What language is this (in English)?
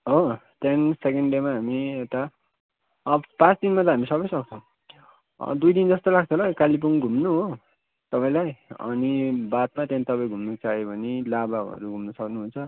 Nepali